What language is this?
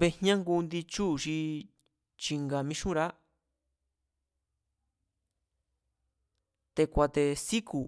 Mazatlán Mazatec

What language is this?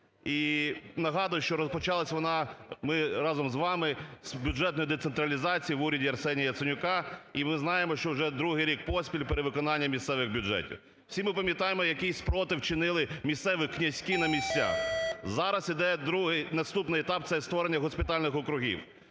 Ukrainian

